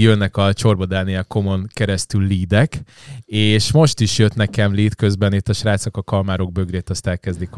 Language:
Hungarian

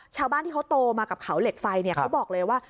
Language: Thai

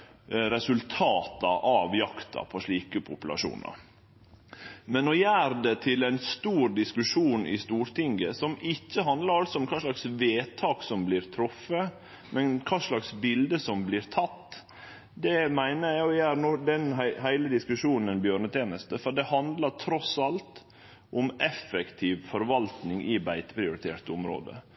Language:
Norwegian Nynorsk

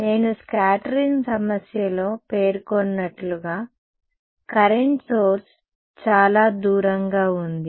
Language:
Telugu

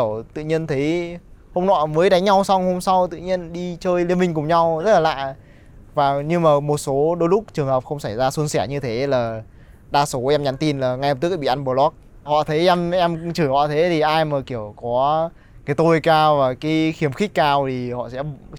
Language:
Vietnamese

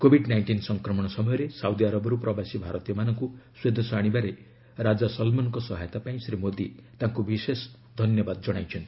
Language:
Odia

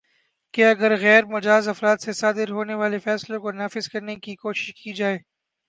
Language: Urdu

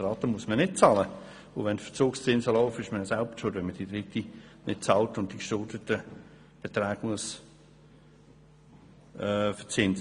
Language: Swiss German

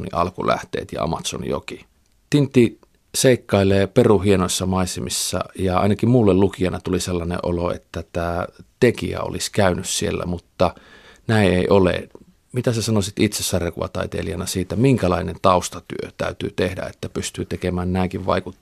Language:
Finnish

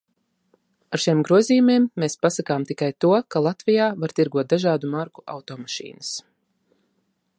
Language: Latvian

